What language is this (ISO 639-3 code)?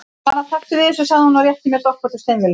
isl